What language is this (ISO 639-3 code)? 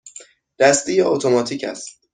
fas